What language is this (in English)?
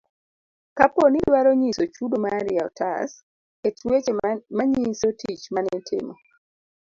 Luo (Kenya and Tanzania)